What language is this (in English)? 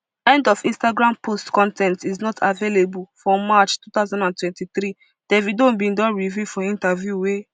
Nigerian Pidgin